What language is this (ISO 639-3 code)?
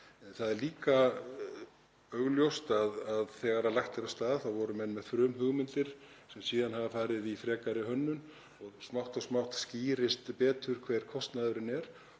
isl